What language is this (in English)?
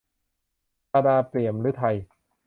Thai